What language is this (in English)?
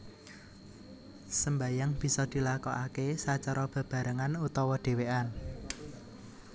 Javanese